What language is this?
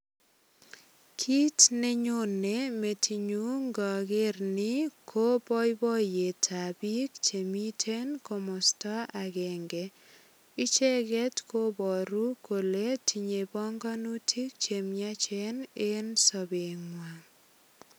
Kalenjin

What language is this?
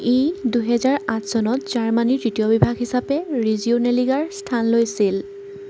Assamese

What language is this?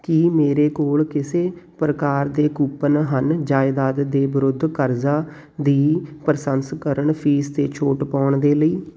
Punjabi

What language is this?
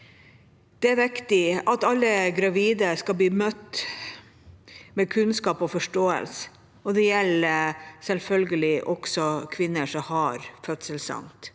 Norwegian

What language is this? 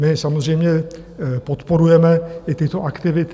Czech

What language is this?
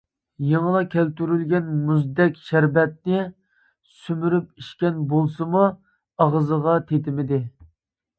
Uyghur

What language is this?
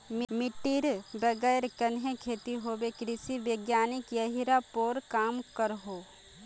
Magahi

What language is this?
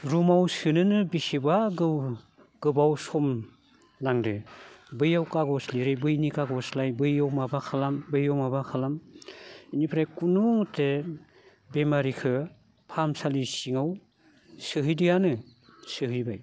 Bodo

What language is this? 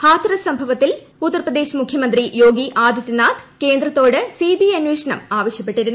Malayalam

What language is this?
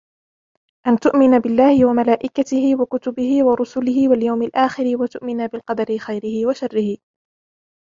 Arabic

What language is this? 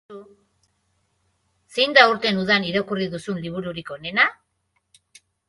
Basque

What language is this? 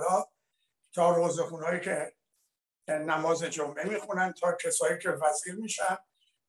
Persian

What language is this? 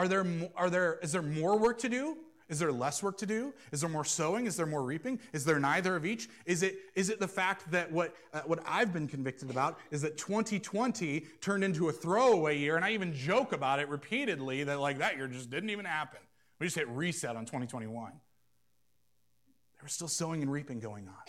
English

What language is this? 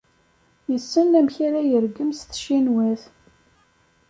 Kabyle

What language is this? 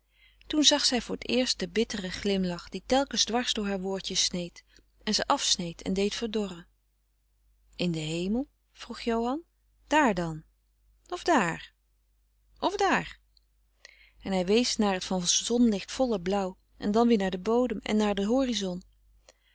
Dutch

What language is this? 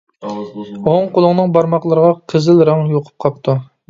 Uyghur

